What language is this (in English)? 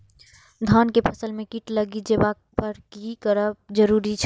Maithili